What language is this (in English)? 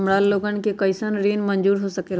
Magahi